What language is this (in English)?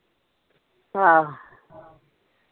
Punjabi